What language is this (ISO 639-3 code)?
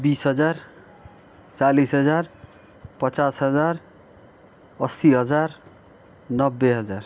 nep